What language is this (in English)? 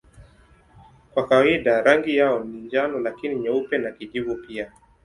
Swahili